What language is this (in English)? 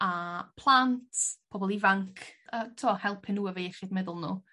Welsh